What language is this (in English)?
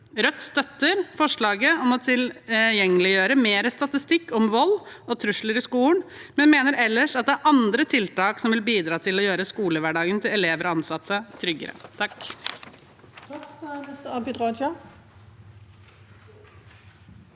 Norwegian